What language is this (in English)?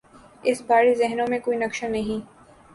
Urdu